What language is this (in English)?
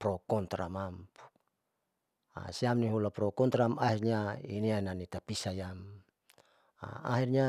Saleman